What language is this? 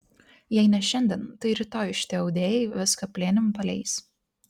Lithuanian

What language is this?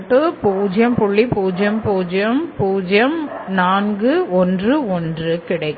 Tamil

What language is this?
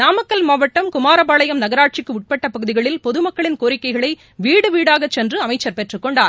Tamil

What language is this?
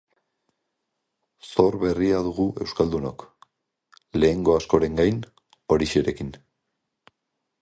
Basque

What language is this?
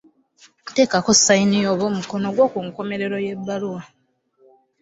Ganda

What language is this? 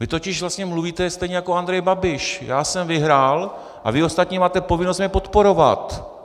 Czech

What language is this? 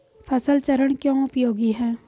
Hindi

